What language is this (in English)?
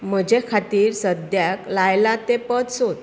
Konkani